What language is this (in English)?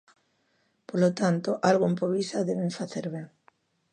Galician